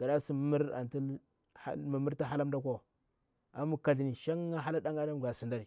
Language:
Bura-Pabir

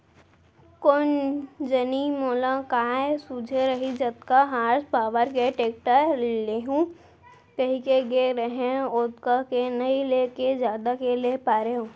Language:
Chhattisgarhi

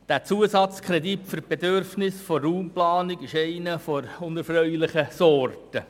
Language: Swiss German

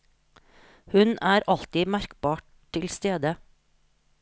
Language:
Norwegian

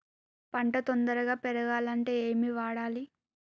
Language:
Telugu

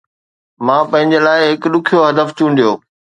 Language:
Sindhi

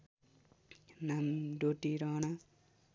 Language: Nepali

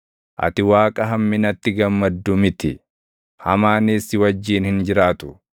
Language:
Oromo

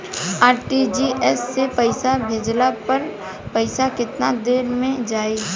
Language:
Bhojpuri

